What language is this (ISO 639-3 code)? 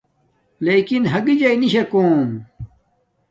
dmk